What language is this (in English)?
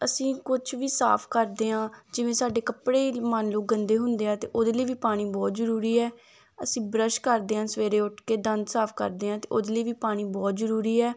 Punjabi